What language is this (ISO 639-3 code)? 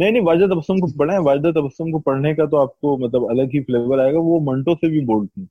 urd